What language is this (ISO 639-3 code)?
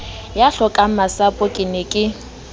sot